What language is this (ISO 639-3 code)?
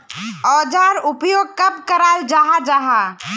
mag